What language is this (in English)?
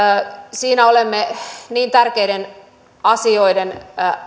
Finnish